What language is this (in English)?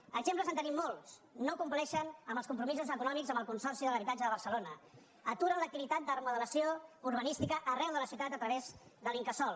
Catalan